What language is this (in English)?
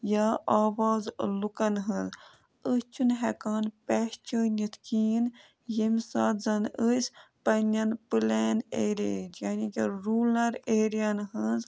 Kashmiri